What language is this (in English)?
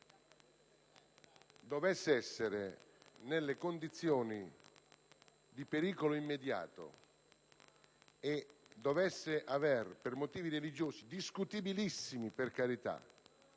Italian